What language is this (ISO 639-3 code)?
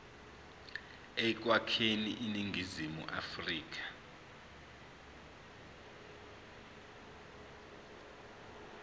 zul